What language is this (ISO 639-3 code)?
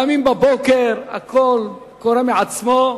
heb